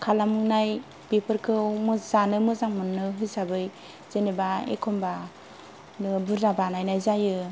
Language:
Bodo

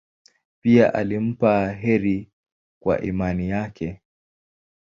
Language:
Swahili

